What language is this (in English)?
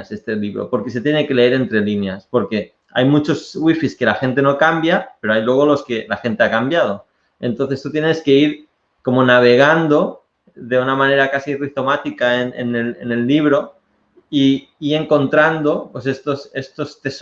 Spanish